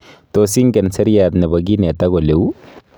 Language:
Kalenjin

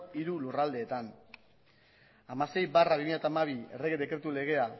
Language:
Basque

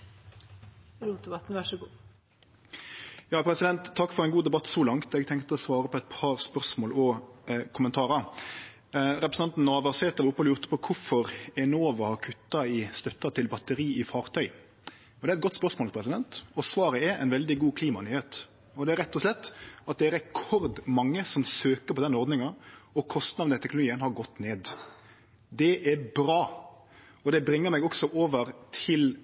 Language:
Norwegian Nynorsk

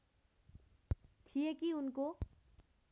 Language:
Nepali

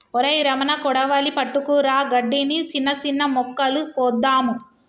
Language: Telugu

